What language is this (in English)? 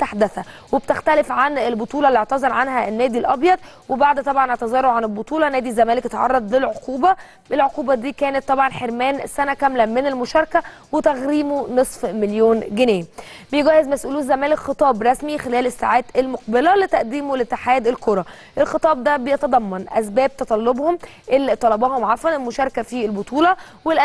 Arabic